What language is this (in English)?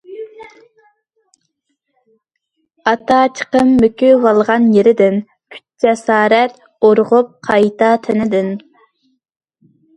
Uyghur